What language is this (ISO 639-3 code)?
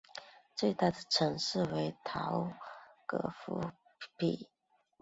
zho